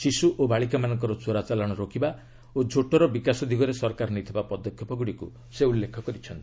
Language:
Odia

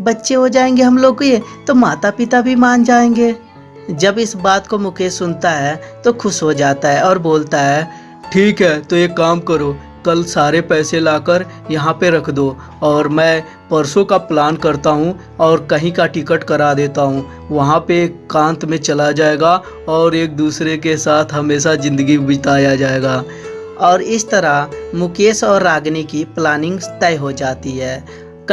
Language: Hindi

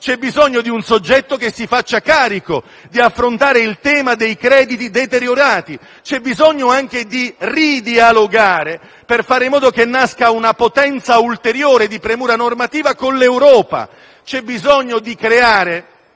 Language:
Italian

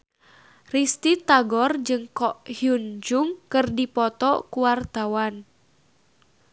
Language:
Sundanese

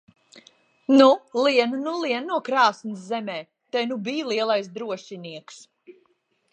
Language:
Latvian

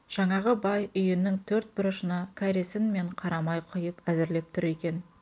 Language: Kazakh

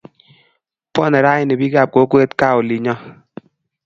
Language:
Kalenjin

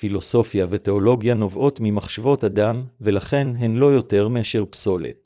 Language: Hebrew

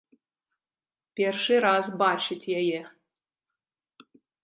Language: Belarusian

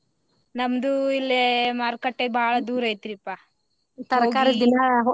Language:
Kannada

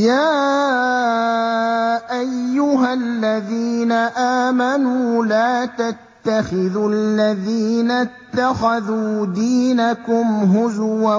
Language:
Arabic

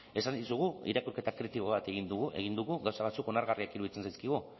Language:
Basque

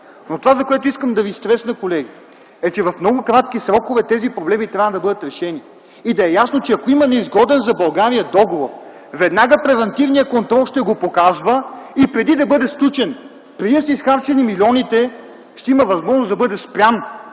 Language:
Bulgarian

